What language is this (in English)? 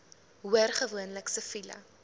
Afrikaans